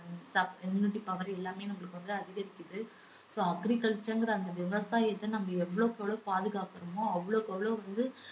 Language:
Tamil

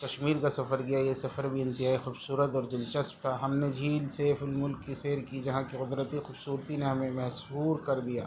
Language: Urdu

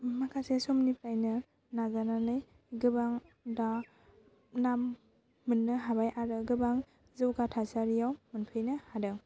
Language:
Bodo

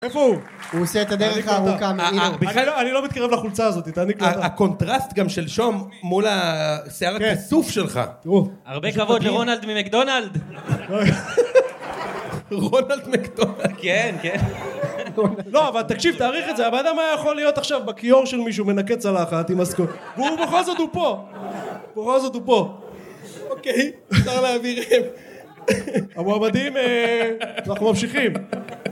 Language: Hebrew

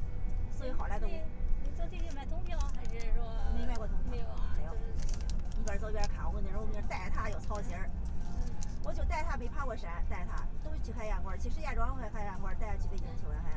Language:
Chinese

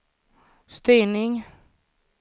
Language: Swedish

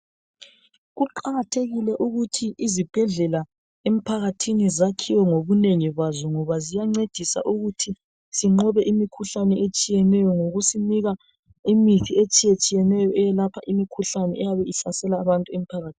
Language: North Ndebele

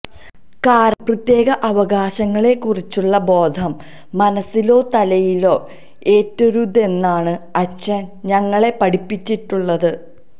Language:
Malayalam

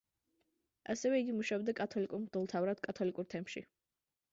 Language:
Georgian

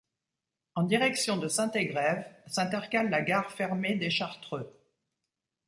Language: French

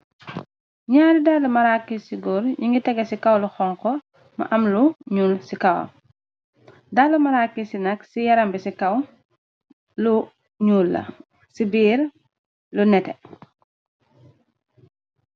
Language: Wolof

